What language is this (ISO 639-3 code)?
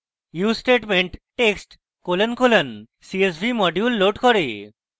ben